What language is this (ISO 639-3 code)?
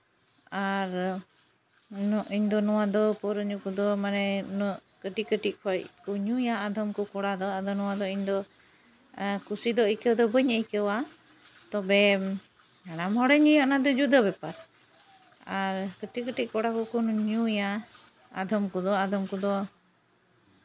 sat